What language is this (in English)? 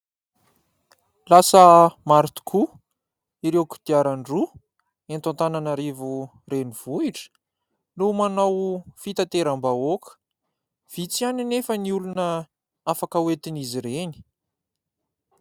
Malagasy